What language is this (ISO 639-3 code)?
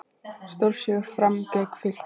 isl